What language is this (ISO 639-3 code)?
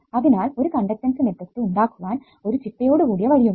mal